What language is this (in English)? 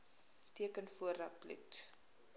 Afrikaans